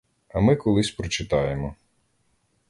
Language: Ukrainian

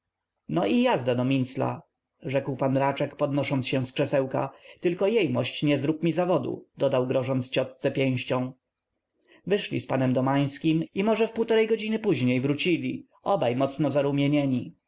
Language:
Polish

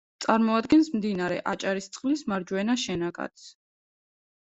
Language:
Georgian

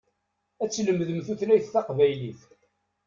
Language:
Kabyle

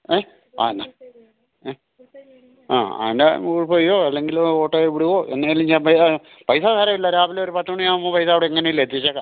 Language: Malayalam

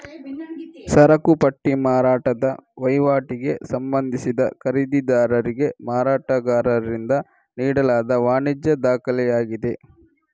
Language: Kannada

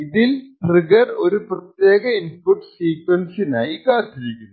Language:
Malayalam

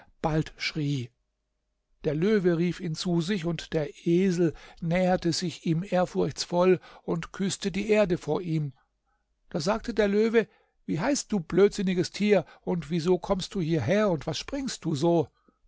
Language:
German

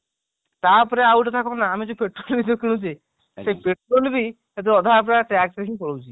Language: Odia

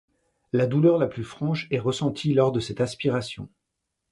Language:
French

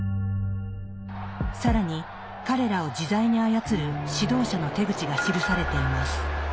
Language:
Japanese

